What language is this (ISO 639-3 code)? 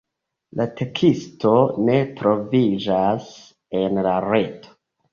epo